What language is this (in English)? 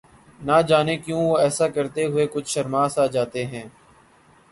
Urdu